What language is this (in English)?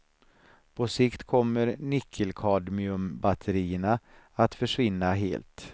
Swedish